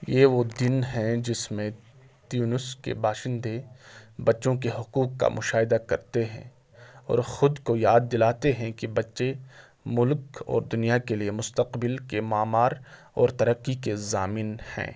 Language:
Urdu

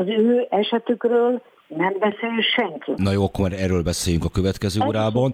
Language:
Hungarian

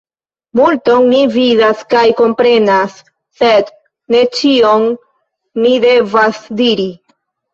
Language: Esperanto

